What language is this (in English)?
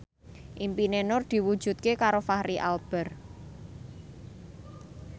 Javanese